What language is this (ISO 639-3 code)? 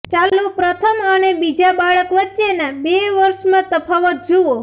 guj